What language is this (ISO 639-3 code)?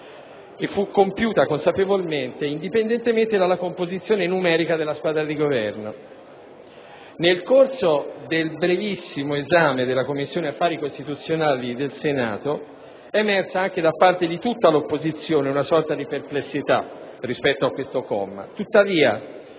ita